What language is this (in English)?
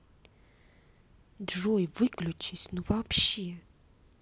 Russian